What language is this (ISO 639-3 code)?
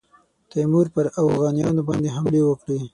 pus